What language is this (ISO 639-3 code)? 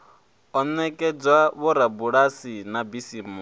ven